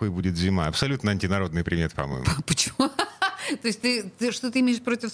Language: Russian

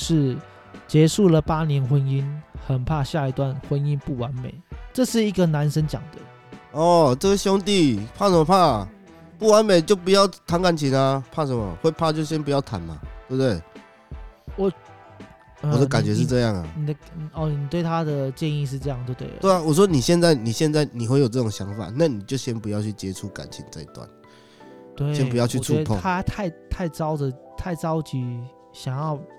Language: Chinese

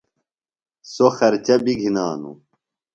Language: Phalura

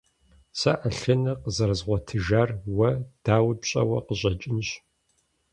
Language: Kabardian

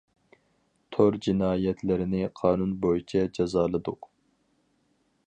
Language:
Uyghur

